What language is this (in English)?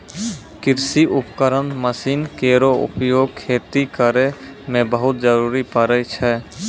Maithili